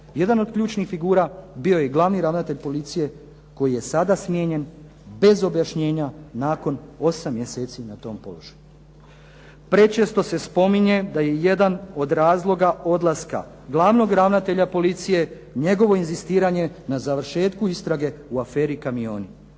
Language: Croatian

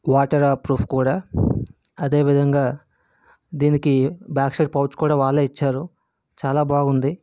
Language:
Telugu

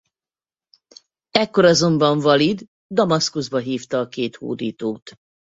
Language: Hungarian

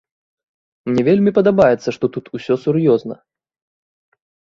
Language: Belarusian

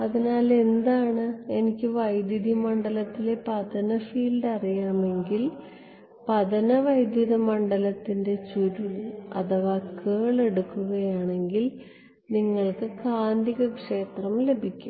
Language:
Malayalam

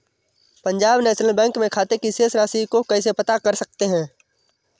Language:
Hindi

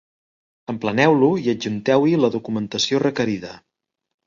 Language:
Catalan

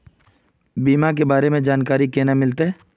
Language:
Magahi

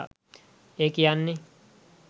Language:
Sinhala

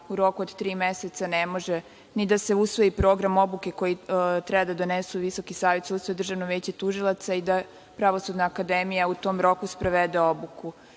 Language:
Serbian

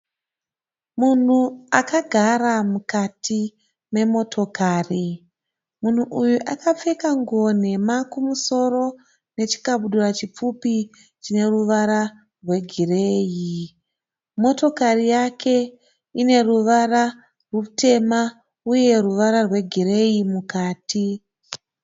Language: Shona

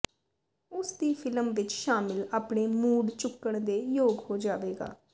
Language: Punjabi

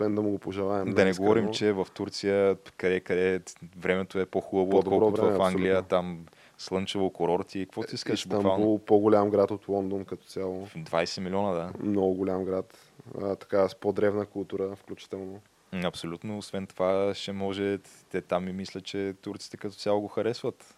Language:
Bulgarian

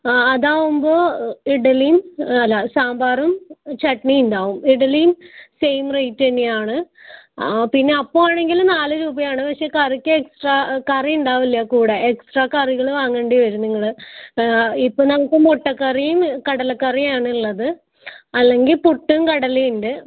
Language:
Malayalam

